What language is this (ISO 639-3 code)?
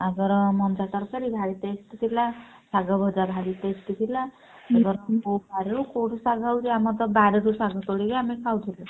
ori